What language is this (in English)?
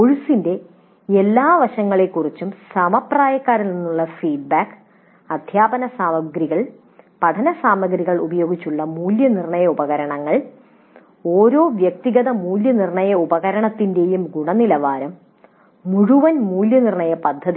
Malayalam